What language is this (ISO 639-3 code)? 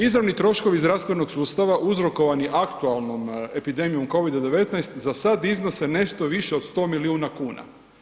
hrv